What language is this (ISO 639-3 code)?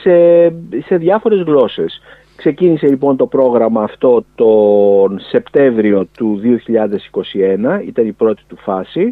ell